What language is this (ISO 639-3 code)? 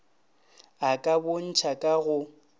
nso